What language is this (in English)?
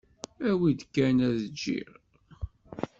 Kabyle